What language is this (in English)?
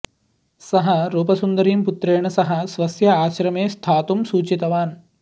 Sanskrit